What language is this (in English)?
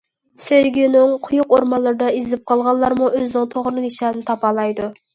Uyghur